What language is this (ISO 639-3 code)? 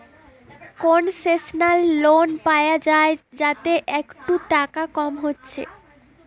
ben